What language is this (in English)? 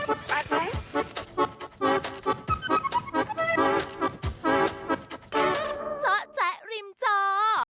Thai